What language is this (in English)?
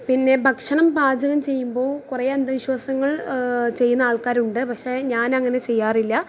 Malayalam